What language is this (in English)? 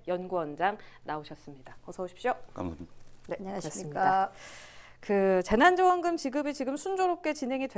Korean